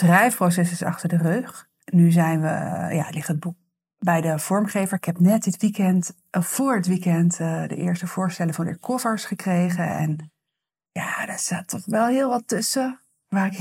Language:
Dutch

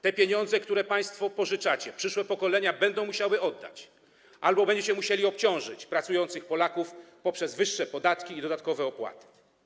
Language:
Polish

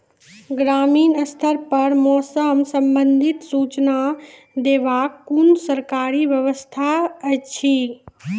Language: Maithili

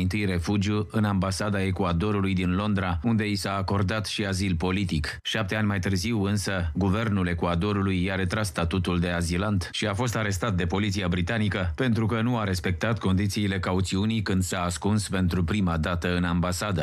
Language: Romanian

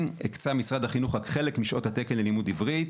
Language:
Hebrew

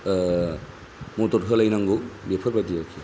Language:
Bodo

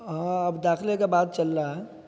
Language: Urdu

